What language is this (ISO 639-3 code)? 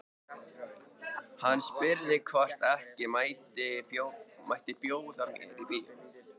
isl